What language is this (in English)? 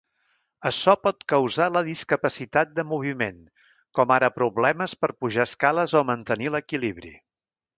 Catalan